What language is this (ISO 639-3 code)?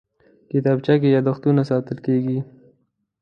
pus